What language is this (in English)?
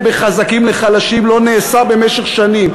Hebrew